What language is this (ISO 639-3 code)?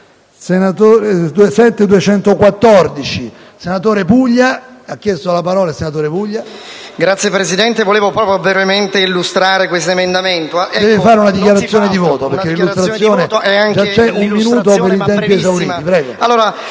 ita